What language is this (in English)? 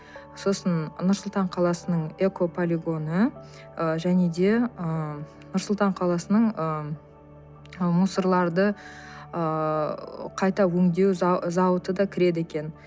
Kazakh